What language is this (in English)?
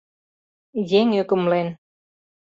Mari